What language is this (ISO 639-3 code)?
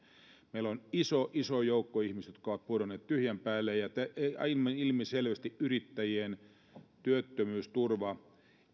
fin